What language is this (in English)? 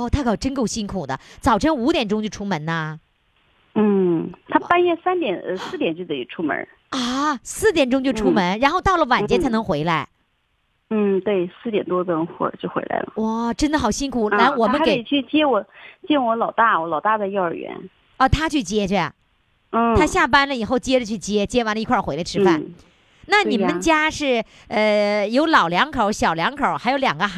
Chinese